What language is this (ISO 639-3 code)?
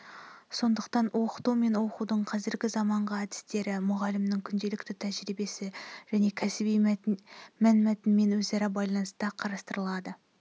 kaz